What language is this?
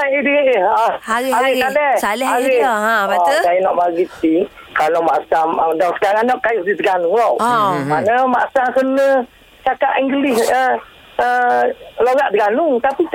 Malay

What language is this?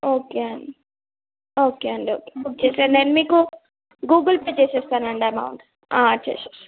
Telugu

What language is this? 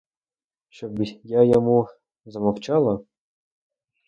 Ukrainian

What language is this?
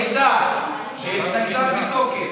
Hebrew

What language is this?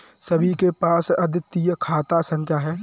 Hindi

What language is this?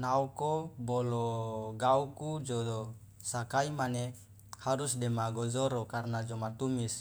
Loloda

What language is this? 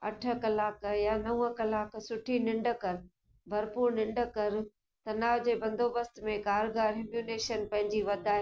Sindhi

